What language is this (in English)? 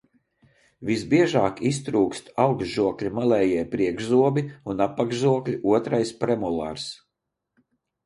Latvian